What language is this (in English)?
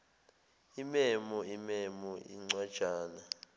Zulu